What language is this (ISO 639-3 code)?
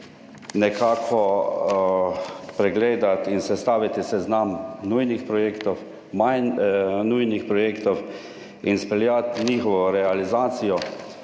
slv